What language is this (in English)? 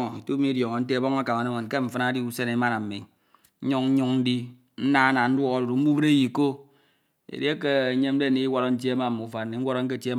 Ito